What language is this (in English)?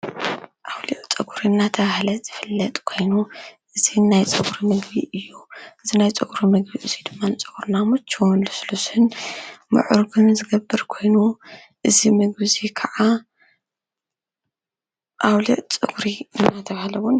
Tigrinya